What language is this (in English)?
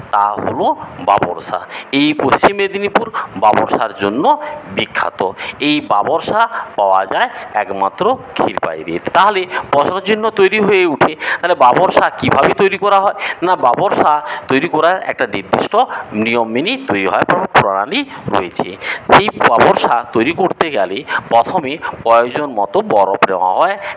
Bangla